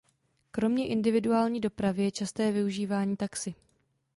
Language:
Czech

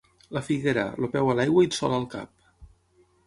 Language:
Catalan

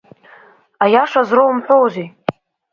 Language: Abkhazian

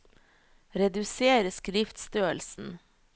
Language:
Norwegian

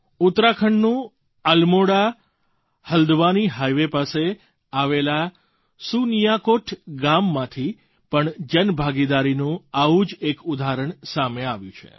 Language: Gujarati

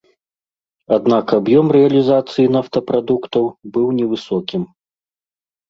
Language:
Belarusian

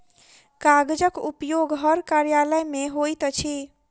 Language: Maithili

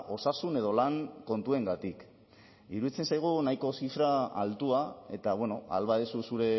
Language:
Basque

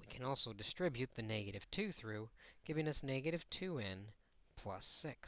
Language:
English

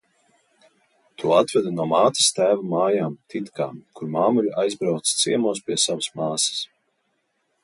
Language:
Latvian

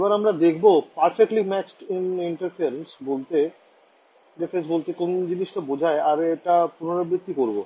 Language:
Bangla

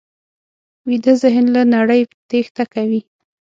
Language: Pashto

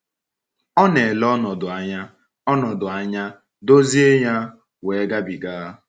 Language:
Igbo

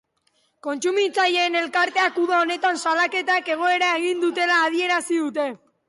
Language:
Basque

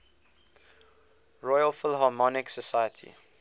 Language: English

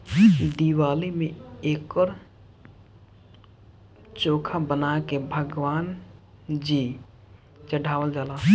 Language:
Bhojpuri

